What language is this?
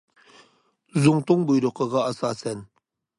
Uyghur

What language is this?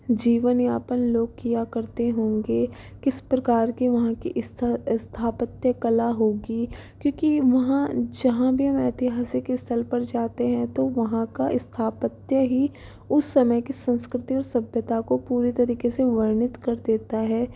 Hindi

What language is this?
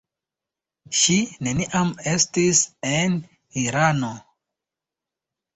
Esperanto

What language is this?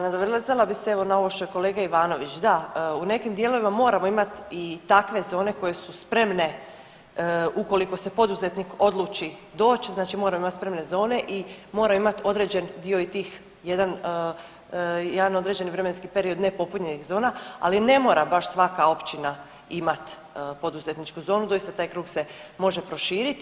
Croatian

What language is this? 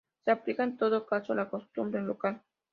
Spanish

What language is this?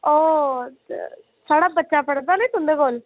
Dogri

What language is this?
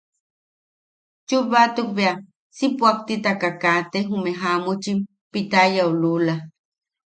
Yaqui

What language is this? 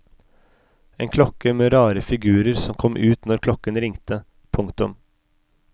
Norwegian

